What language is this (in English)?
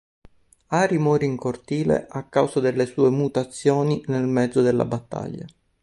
Italian